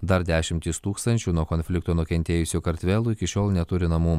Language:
Lithuanian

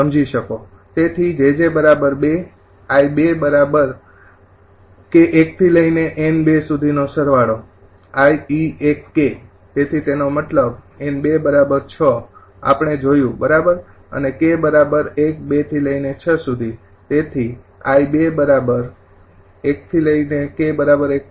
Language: Gujarati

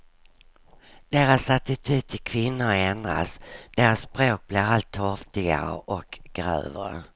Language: Swedish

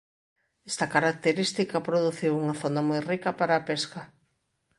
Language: Galician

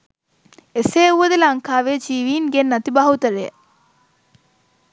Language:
Sinhala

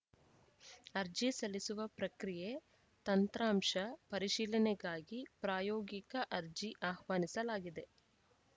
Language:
Kannada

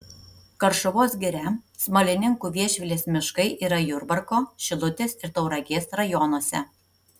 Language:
Lithuanian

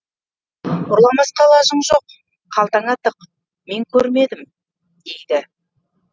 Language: Kazakh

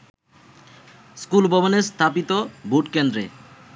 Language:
Bangla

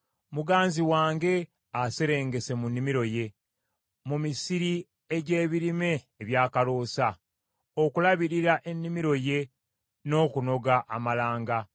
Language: Ganda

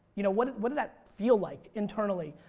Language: English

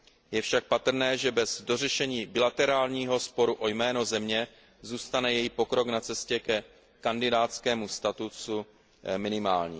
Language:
Czech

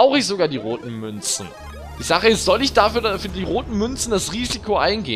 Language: German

